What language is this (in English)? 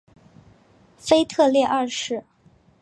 Chinese